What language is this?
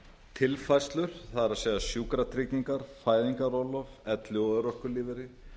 Icelandic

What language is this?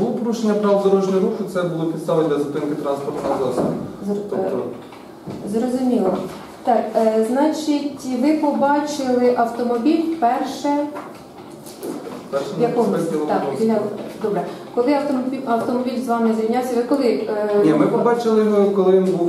Ukrainian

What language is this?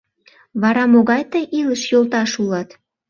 Mari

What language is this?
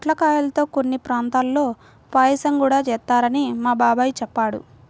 Telugu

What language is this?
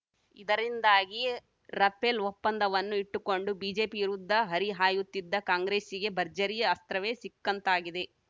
Kannada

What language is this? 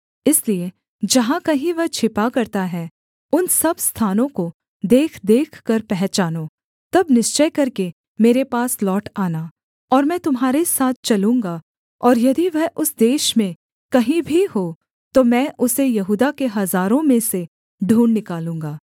Hindi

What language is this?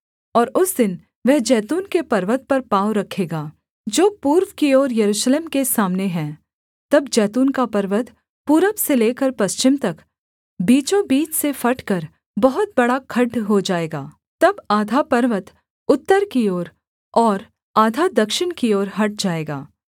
Hindi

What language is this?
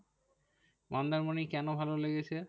Bangla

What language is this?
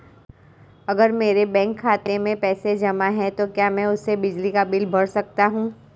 Hindi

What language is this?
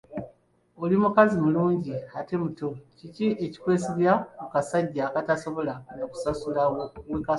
Ganda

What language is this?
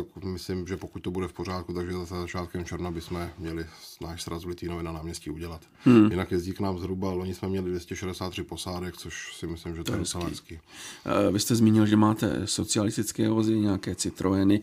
Czech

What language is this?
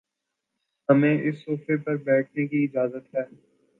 Urdu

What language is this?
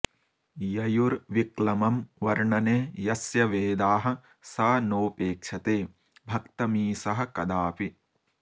Sanskrit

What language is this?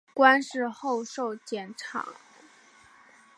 Chinese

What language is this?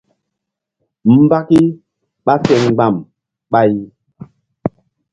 Mbum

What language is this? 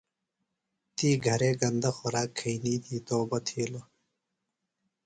Phalura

